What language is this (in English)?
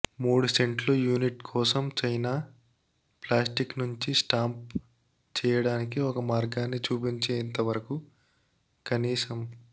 Telugu